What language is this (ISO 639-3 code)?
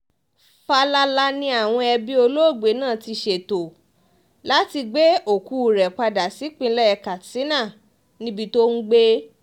yor